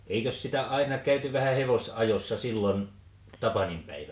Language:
Finnish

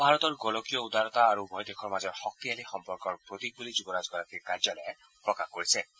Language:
Assamese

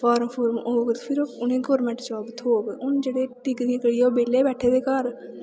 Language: Dogri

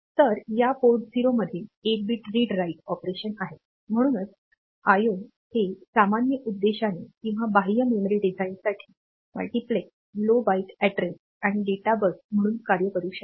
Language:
Marathi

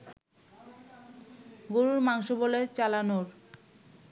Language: Bangla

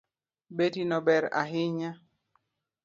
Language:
Luo (Kenya and Tanzania)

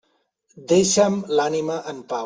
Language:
Catalan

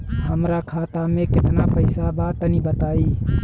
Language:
Bhojpuri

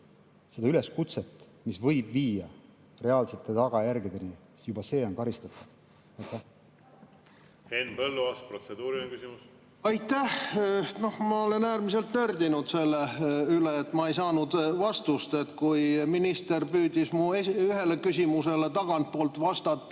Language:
Estonian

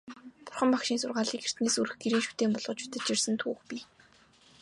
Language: Mongolian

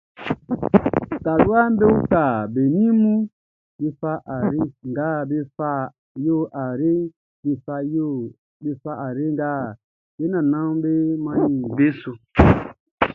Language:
Baoulé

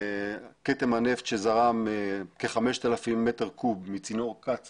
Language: Hebrew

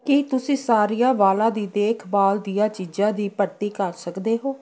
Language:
Punjabi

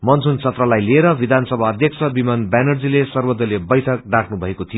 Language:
Nepali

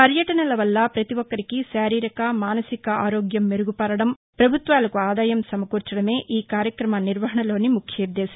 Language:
Telugu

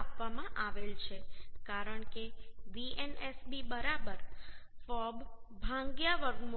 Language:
Gujarati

